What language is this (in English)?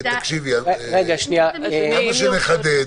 Hebrew